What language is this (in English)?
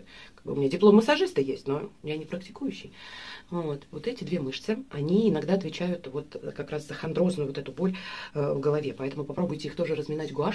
Russian